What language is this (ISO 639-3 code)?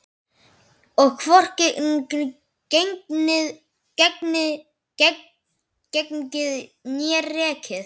isl